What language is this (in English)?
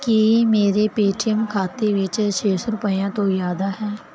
Punjabi